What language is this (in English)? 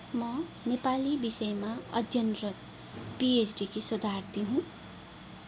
Nepali